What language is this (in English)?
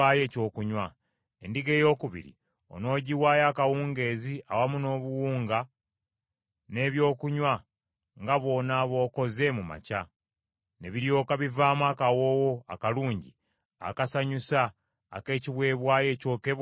Ganda